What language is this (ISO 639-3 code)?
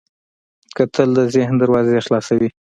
pus